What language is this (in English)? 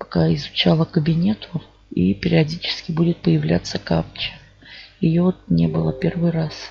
Russian